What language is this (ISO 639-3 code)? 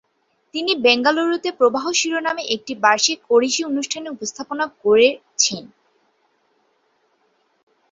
ben